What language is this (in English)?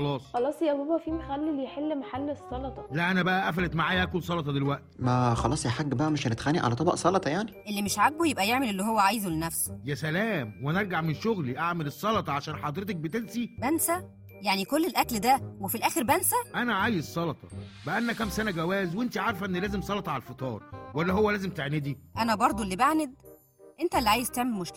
Arabic